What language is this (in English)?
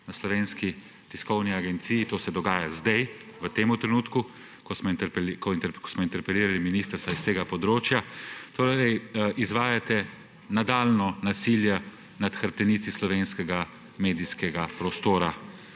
Slovenian